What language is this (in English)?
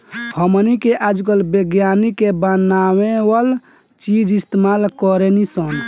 Bhojpuri